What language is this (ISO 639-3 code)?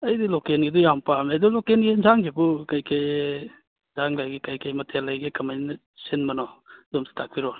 mni